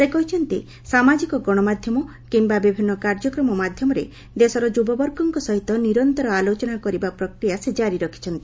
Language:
Odia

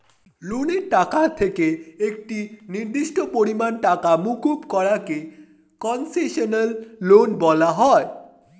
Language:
Bangla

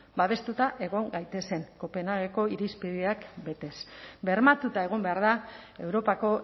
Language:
Basque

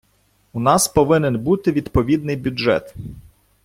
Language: Ukrainian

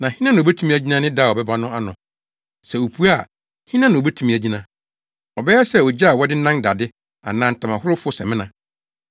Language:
Akan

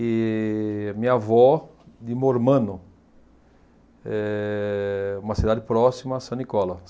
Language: Portuguese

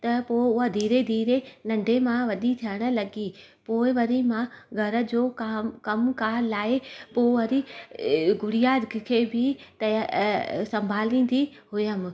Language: Sindhi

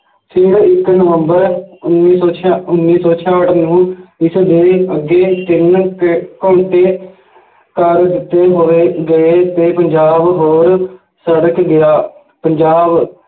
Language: Punjabi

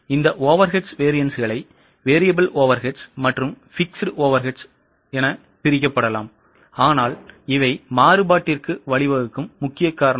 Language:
Tamil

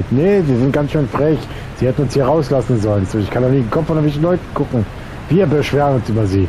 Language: German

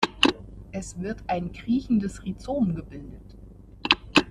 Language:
German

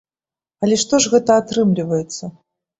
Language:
Belarusian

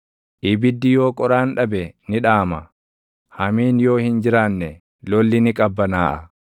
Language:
Oromo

